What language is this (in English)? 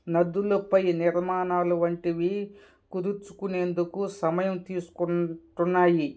Telugu